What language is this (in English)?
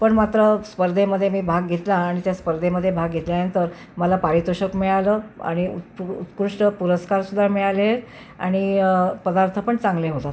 Marathi